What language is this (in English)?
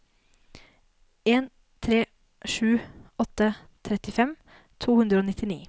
Norwegian